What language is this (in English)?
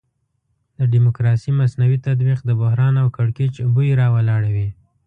Pashto